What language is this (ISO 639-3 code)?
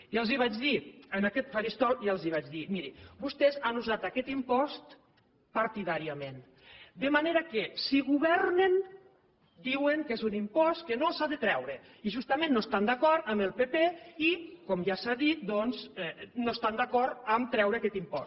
cat